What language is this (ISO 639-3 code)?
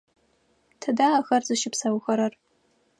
ady